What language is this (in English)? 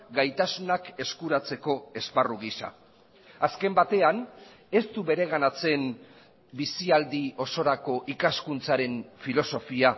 Basque